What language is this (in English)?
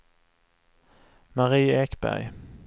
Swedish